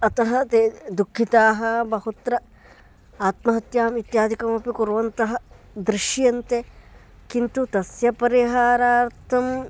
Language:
Sanskrit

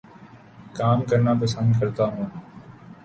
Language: Urdu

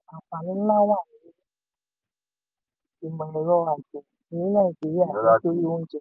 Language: Yoruba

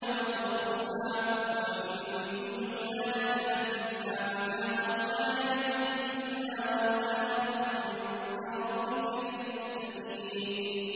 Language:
Arabic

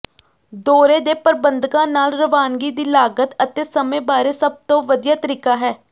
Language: Punjabi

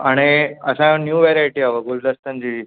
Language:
Sindhi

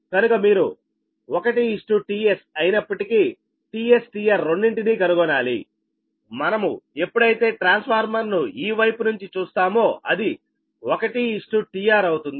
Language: Telugu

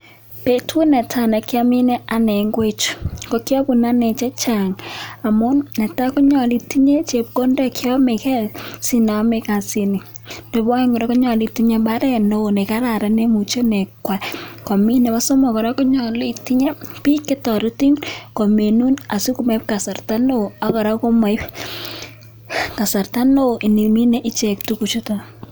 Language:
Kalenjin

